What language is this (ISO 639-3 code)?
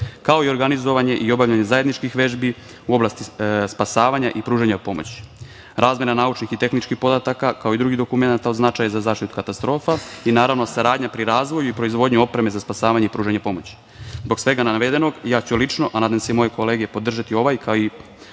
srp